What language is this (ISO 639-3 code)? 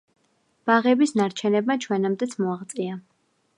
kat